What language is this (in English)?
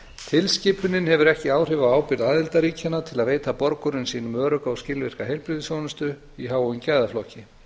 Icelandic